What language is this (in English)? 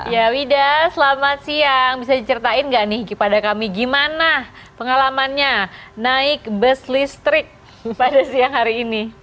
Indonesian